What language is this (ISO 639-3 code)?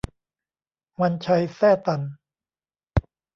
tha